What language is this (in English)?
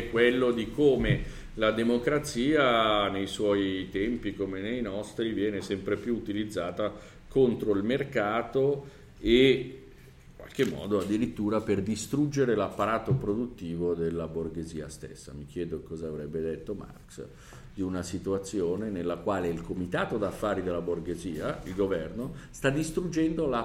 Italian